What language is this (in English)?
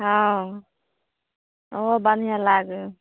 Maithili